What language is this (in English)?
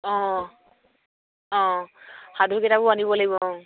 Assamese